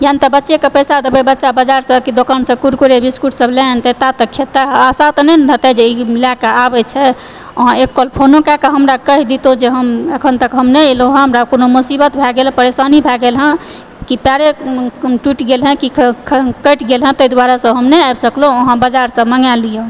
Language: Maithili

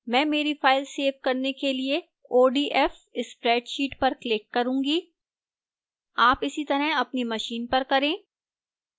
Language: Hindi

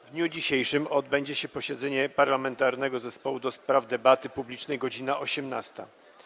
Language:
Polish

